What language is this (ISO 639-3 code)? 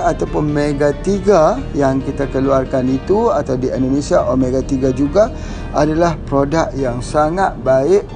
msa